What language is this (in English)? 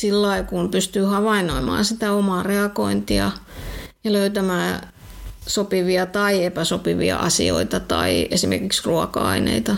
Finnish